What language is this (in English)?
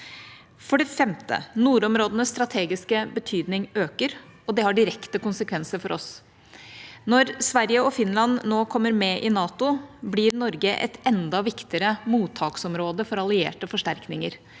Norwegian